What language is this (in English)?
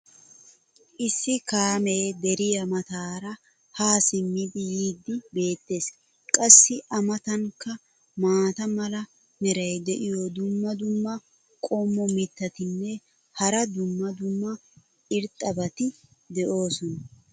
Wolaytta